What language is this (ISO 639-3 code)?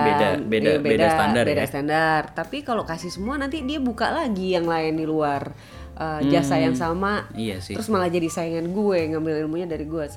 ind